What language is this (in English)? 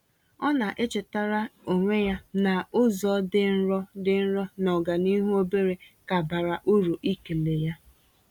Igbo